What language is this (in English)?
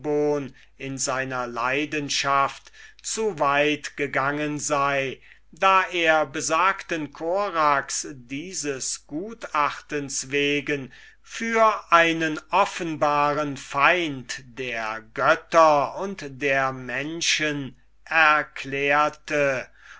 German